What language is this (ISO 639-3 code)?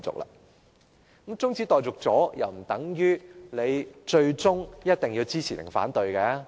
yue